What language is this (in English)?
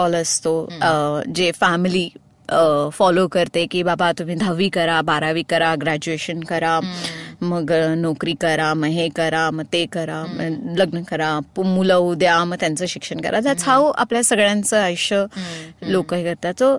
Marathi